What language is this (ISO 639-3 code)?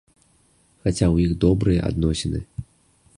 bel